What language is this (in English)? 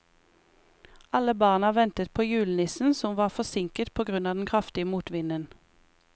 Norwegian